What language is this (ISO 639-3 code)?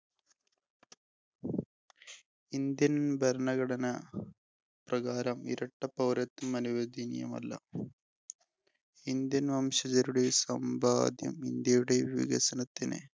mal